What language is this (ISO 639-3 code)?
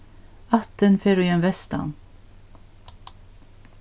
fao